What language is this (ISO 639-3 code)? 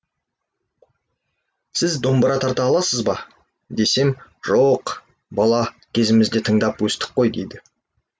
kaz